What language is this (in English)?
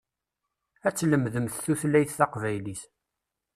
Kabyle